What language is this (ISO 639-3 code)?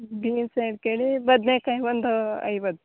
kan